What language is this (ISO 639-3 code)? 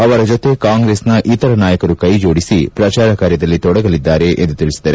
kan